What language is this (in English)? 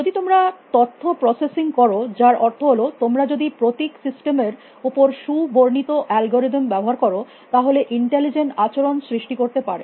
Bangla